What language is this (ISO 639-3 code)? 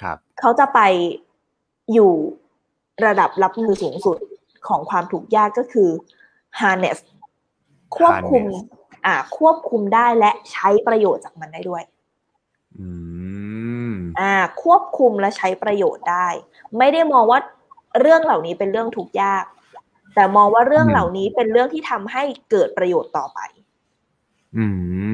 tha